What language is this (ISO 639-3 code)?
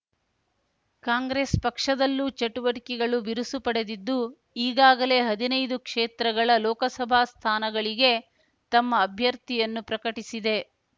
kan